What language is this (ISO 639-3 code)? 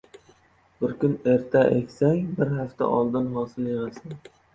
uzb